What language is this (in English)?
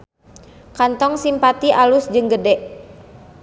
Sundanese